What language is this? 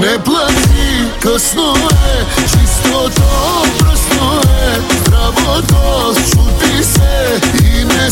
Bulgarian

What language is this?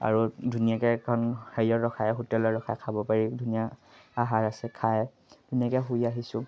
Assamese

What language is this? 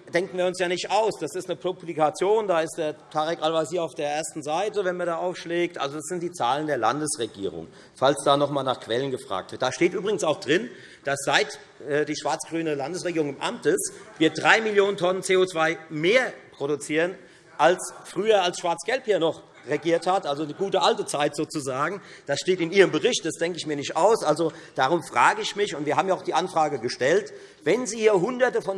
German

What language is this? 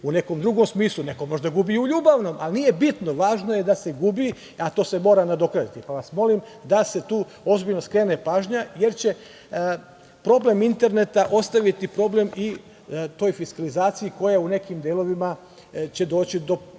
Serbian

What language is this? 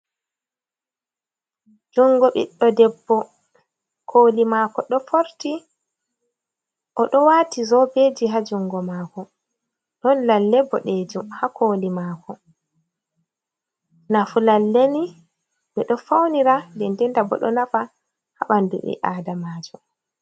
Fula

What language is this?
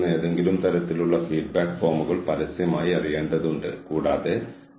Malayalam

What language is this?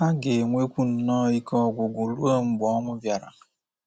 Igbo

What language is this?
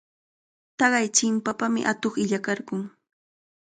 Cajatambo North Lima Quechua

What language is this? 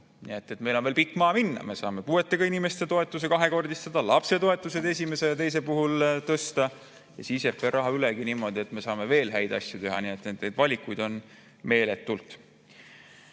Estonian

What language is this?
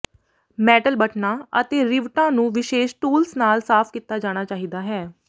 Punjabi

